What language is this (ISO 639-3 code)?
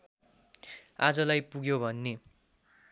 nep